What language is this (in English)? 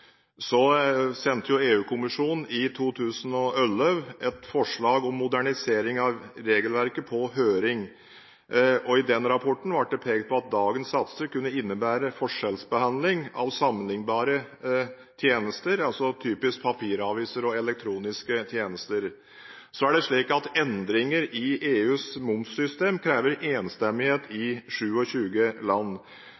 Norwegian Bokmål